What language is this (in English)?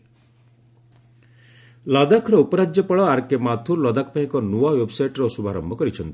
Odia